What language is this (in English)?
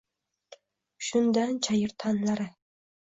Uzbek